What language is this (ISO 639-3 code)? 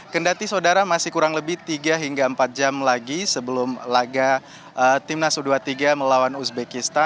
ind